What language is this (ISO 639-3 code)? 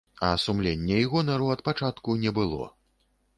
bel